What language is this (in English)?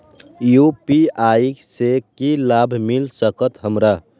Maithili